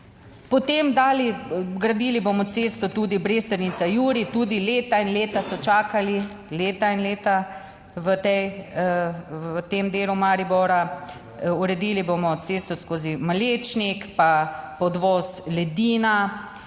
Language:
Slovenian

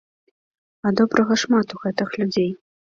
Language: Belarusian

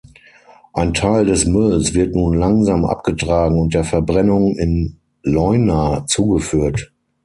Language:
German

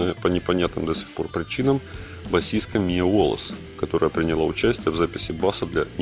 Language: Russian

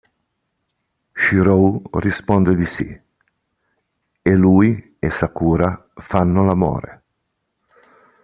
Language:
Italian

